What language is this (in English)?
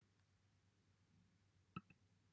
Welsh